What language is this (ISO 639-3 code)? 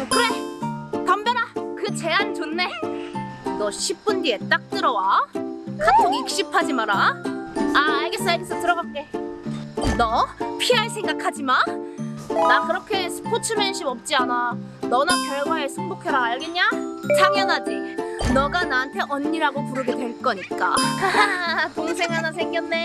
kor